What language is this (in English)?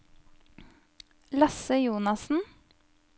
Norwegian